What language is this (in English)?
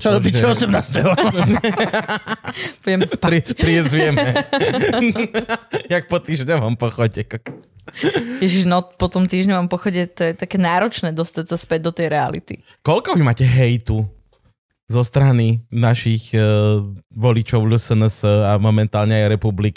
Slovak